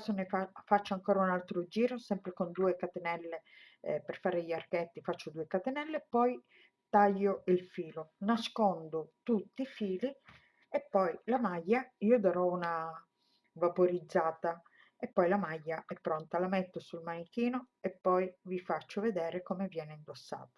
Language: Italian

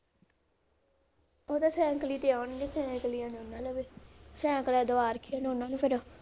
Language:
Punjabi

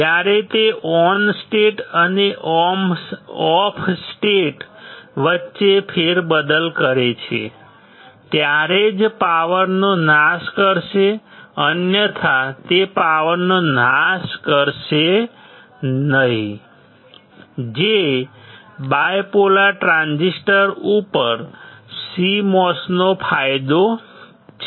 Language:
Gujarati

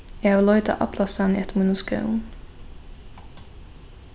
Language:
Faroese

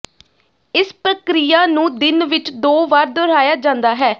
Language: Punjabi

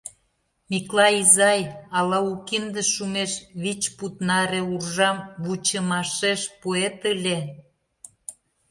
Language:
Mari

